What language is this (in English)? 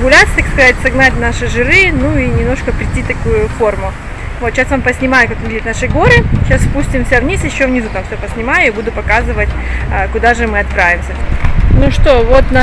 Russian